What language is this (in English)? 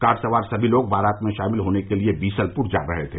Hindi